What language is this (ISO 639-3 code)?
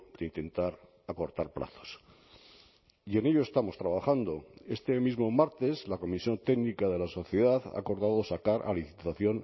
spa